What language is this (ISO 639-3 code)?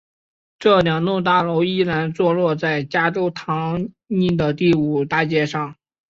zho